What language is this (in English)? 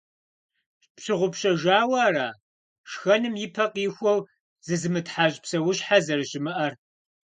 Kabardian